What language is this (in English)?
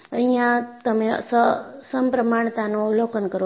Gujarati